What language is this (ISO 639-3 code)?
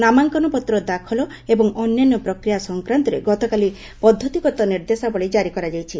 ori